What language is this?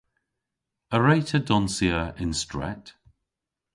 Cornish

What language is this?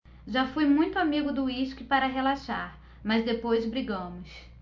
Portuguese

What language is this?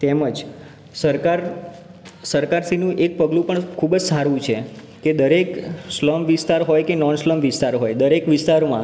Gujarati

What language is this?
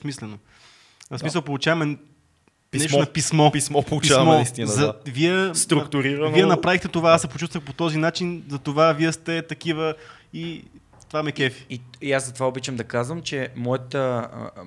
Bulgarian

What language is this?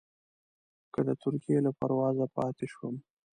Pashto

